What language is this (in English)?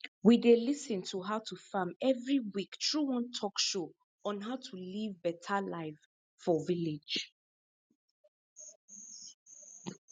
Nigerian Pidgin